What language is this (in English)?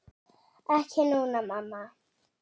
Icelandic